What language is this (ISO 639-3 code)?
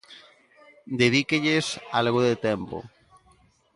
glg